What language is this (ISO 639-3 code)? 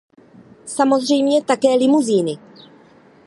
ces